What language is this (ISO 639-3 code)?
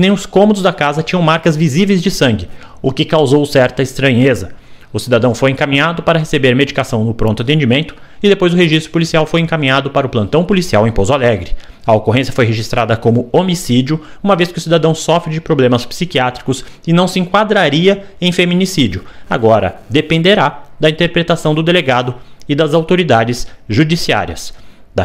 por